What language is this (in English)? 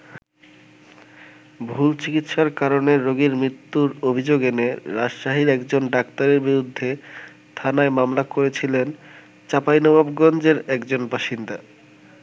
Bangla